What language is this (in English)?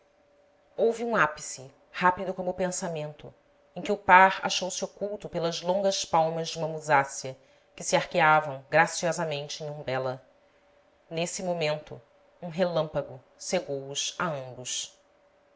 Portuguese